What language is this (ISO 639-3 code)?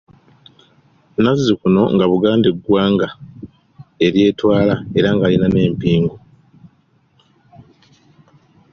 lug